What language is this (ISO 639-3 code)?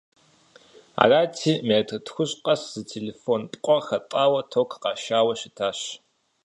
kbd